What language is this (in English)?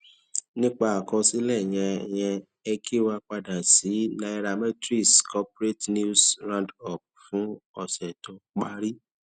Yoruba